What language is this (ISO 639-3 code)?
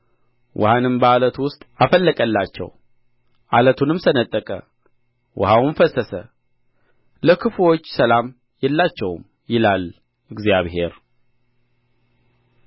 amh